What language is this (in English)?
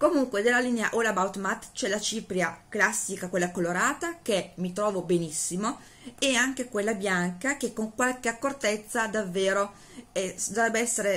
Italian